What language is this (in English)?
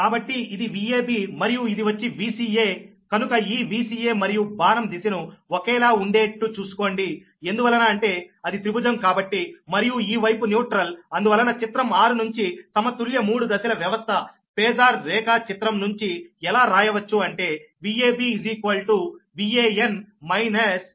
Telugu